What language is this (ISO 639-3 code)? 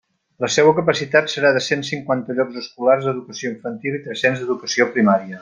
cat